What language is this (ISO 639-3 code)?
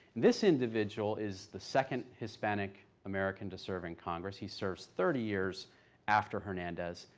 eng